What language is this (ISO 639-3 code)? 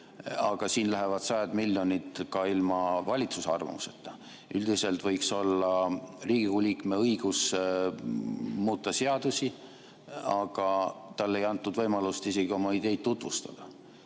est